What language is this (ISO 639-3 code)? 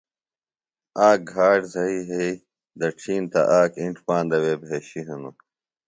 phl